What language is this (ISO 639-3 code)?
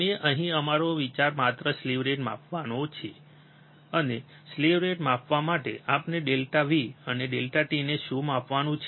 guj